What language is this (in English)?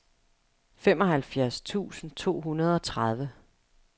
Danish